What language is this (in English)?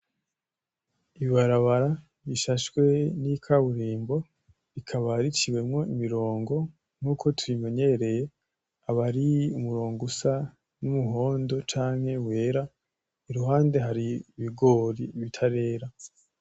Rundi